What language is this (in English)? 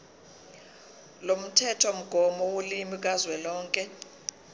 Zulu